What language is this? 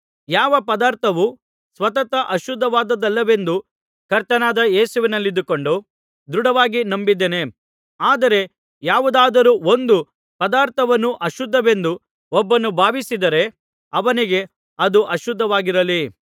Kannada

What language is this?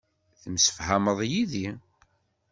Kabyle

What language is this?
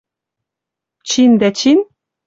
Western Mari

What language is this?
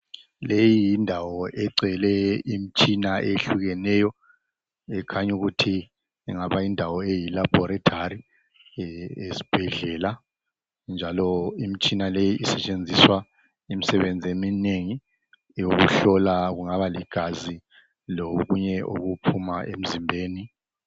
North Ndebele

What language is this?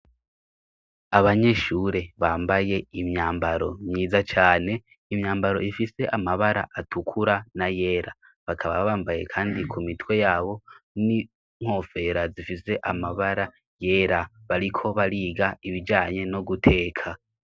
Rundi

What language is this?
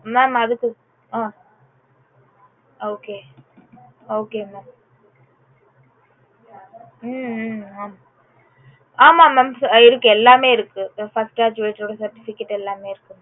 Tamil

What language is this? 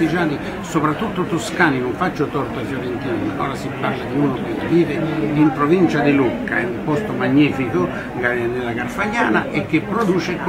Italian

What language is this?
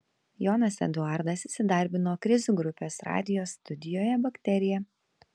Lithuanian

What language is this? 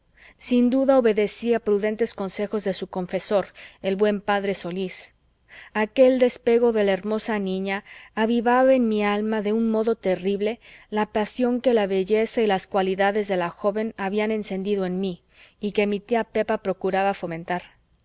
Spanish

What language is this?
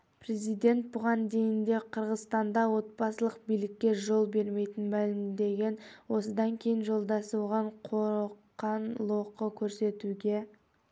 Kazakh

